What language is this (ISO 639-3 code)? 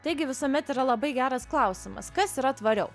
lit